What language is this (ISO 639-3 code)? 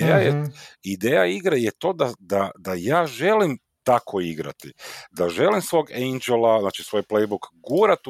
hrv